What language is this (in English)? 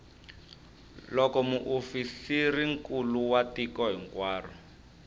Tsonga